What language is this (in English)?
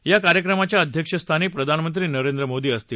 Marathi